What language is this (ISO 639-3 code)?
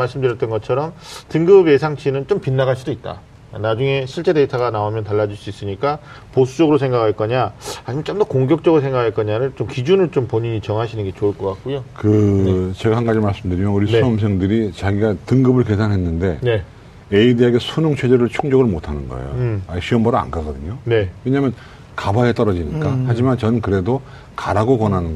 kor